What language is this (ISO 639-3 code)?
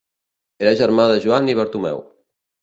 cat